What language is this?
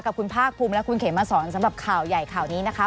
Thai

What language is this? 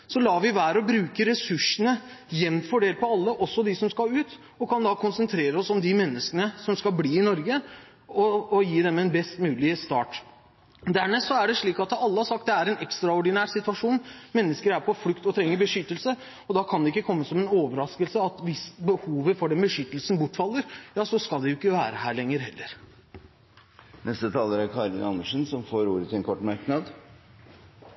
Norwegian Bokmål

